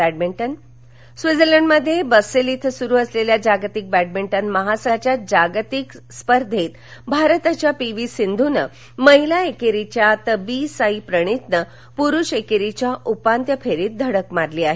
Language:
Marathi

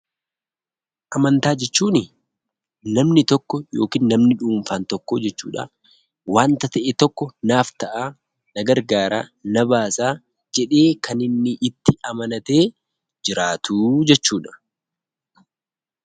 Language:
Oromo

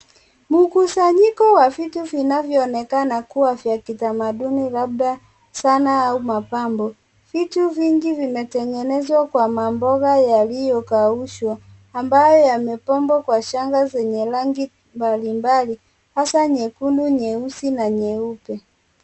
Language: Swahili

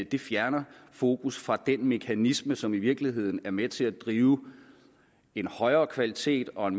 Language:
Danish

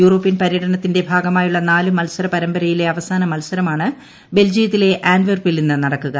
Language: Malayalam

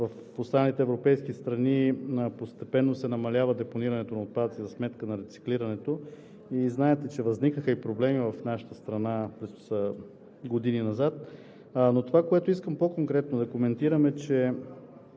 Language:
Bulgarian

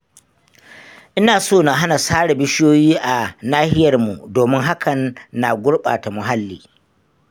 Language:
Hausa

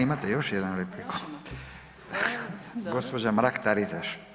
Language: Croatian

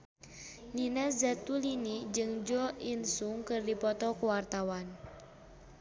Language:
Sundanese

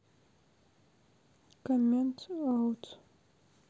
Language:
Russian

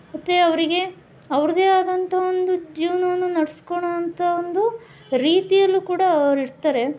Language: Kannada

